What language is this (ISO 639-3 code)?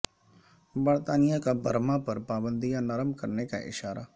urd